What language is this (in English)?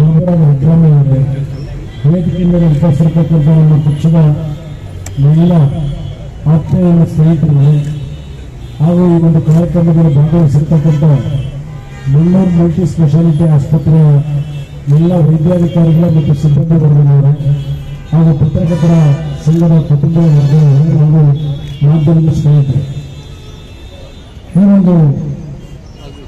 Hindi